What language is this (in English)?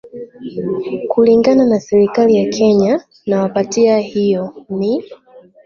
Swahili